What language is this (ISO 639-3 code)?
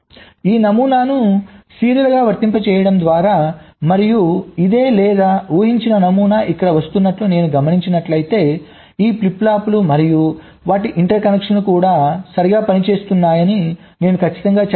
tel